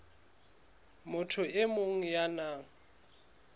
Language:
Southern Sotho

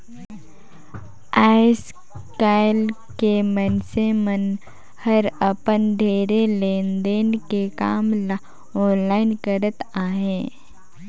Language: Chhattisgarhi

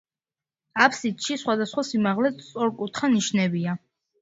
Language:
Georgian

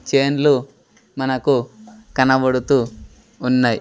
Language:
Telugu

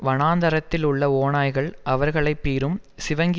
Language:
Tamil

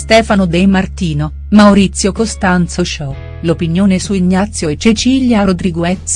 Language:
Italian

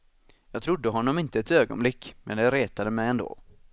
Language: Swedish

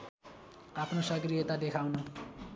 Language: Nepali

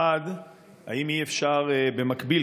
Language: Hebrew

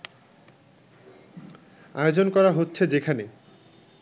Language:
Bangla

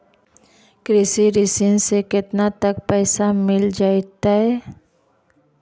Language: Magahi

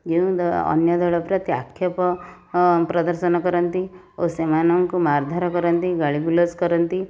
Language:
Odia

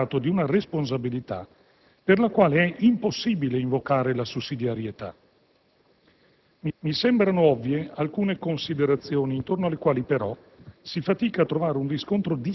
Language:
Italian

